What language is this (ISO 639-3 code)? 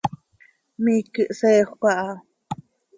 sei